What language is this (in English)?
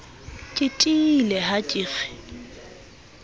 Southern Sotho